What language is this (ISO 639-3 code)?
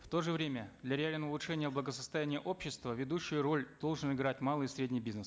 kaz